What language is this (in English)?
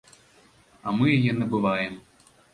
Belarusian